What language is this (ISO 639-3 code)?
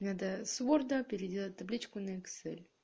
rus